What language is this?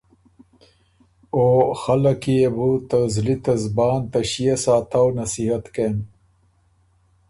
Ormuri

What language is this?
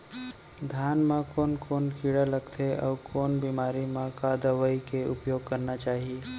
Chhattisgarhi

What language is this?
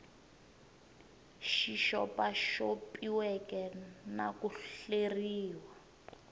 Tsonga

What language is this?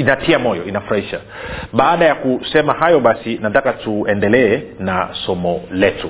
Swahili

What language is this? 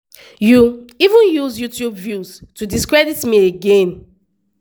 Nigerian Pidgin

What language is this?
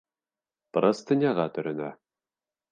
Bashkir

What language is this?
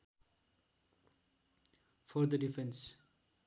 Nepali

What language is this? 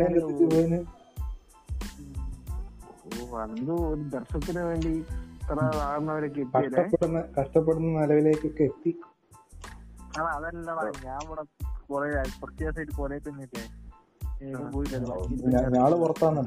Malayalam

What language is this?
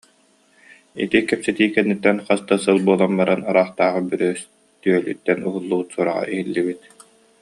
Yakut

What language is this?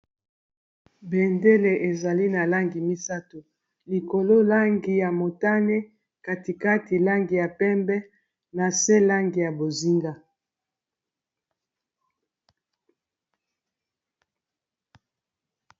Lingala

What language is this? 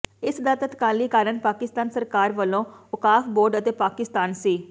Punjabi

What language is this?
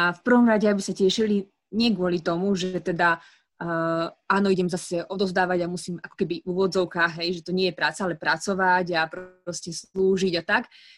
Slovak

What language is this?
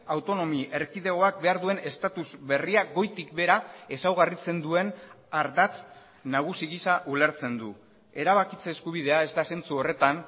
Basque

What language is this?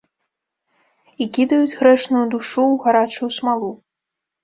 Belarusian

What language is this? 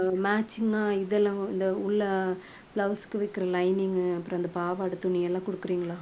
Tamil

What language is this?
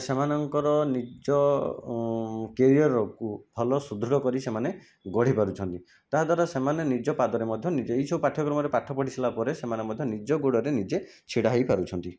Odia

